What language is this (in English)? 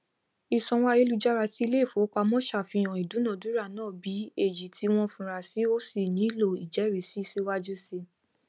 Yoruba